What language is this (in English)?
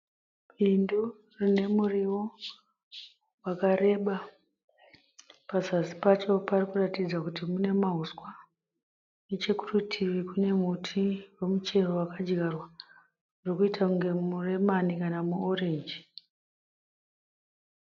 Shona